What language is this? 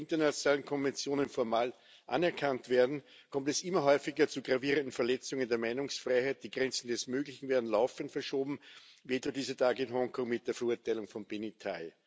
German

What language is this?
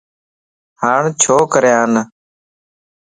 Lasi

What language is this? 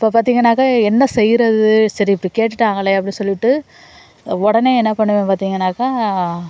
Tamil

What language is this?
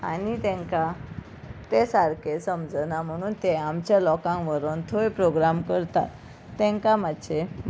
Konkani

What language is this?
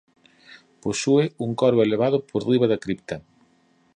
Galician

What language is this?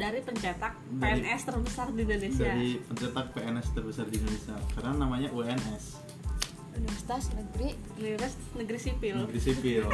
Indonesian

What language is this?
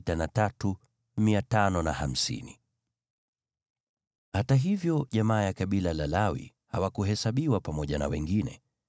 Swahili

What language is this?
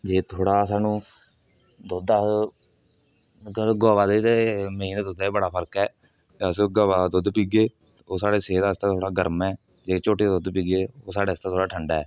Dogri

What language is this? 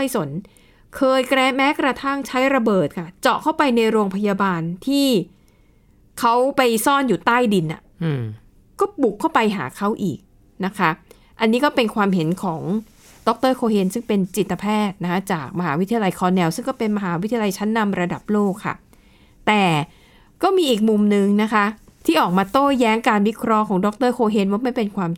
Thai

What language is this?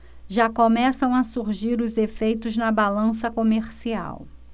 Portuguese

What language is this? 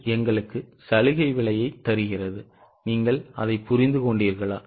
Tamil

